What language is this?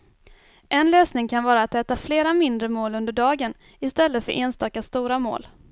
Swedish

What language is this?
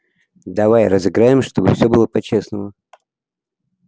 Russian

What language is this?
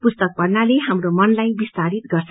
Nepali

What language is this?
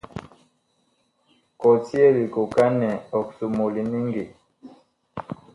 Bakoko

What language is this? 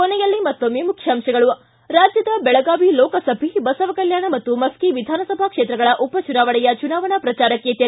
Kannada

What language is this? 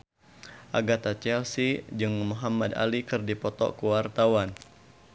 Sundanese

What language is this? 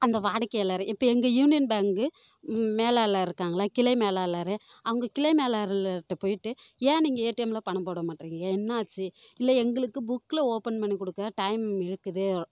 Tamil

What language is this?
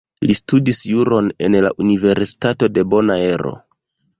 Esperanto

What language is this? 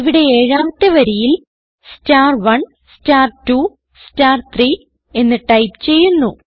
Malayalam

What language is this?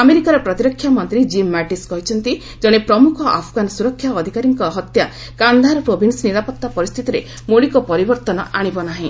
Odia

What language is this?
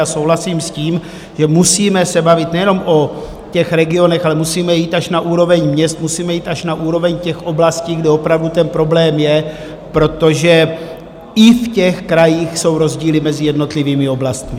Czech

